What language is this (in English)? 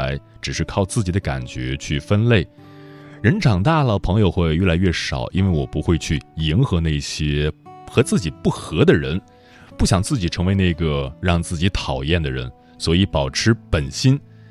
Chinese